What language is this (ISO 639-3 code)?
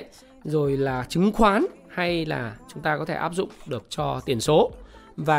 vie